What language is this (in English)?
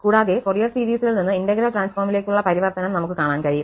Malayalam